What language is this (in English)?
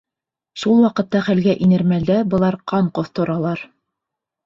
Bashkir